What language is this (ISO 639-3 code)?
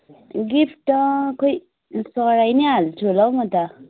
nep